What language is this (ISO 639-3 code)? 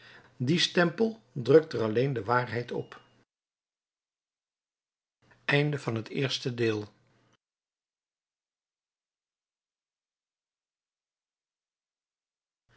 nld